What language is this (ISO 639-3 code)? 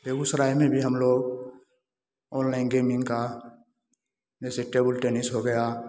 hin